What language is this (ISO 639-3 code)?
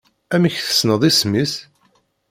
kab